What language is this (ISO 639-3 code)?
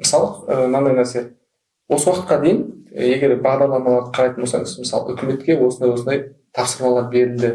tur